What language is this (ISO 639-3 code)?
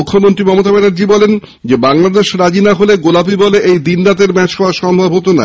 ben